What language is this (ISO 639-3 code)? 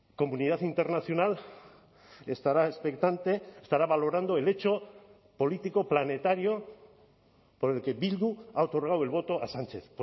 spa